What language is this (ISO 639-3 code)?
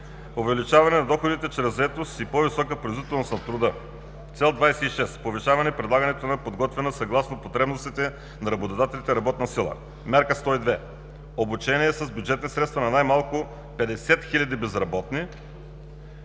bul